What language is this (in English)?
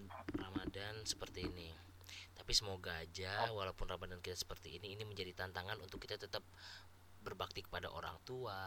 Indonesian